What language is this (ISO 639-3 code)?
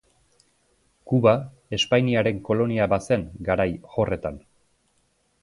eus